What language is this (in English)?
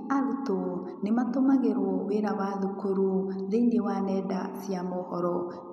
Kikuyu